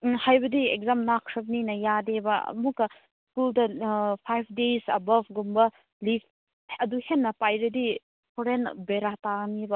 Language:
Manipuri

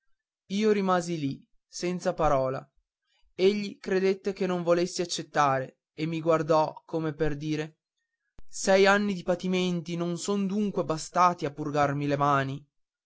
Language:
Italian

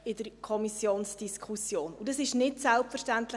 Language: Swiss German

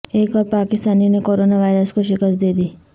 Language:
Urdu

